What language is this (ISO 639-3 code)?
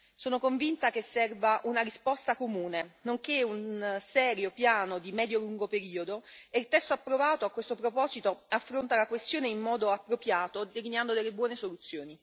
ita